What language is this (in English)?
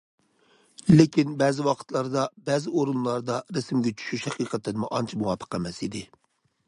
Uyghur